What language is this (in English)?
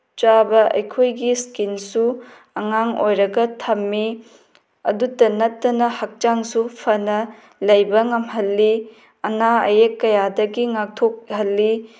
Manipuri